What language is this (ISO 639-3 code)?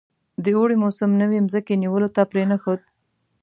pus